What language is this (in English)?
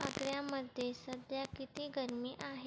Marathi